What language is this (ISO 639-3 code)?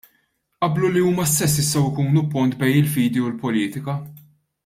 mlt